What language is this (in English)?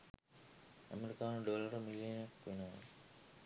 Sinhala